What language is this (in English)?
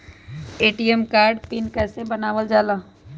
Magahi